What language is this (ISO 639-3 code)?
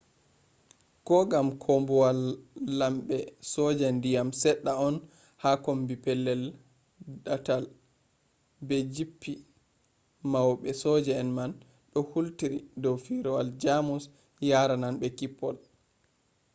ful